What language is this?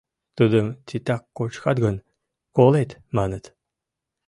Mari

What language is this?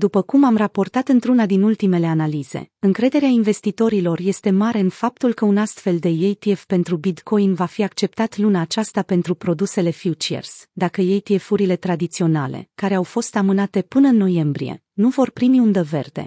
Romanian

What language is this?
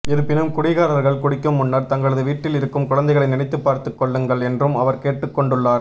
Tamil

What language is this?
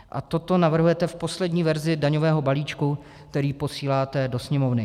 Czech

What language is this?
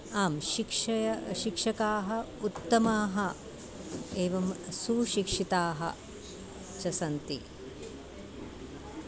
Sanskrit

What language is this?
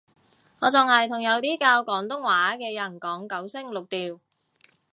Cantonese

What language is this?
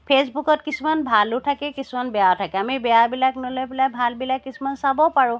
Assamese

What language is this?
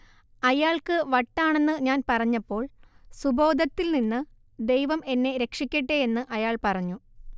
Malayalam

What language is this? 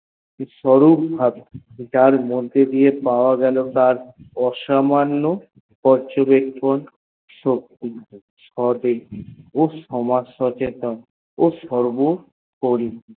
Bangla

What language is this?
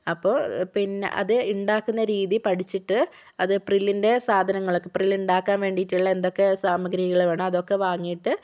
Malayalam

